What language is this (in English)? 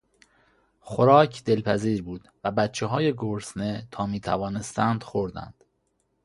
Persian